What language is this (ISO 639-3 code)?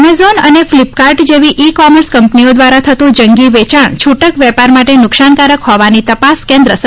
guj